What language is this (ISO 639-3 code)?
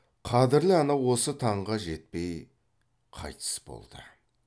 kaz